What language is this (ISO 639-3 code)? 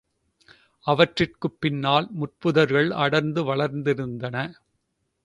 tam